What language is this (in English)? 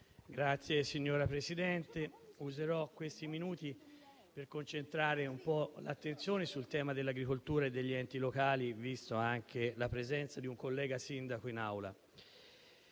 Italian